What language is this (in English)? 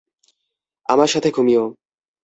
Bangla